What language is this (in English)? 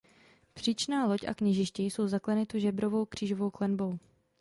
Czech